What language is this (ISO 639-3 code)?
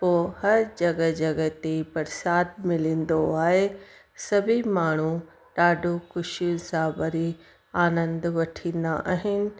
snd